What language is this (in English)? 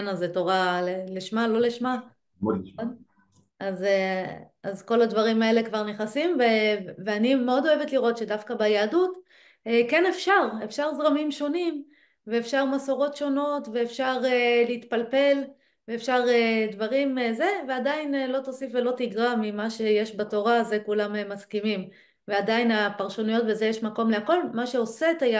Hebrew